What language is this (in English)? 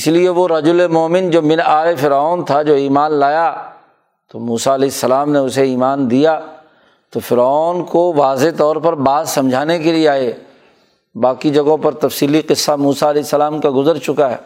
Urdu